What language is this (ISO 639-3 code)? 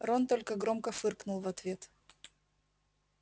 rus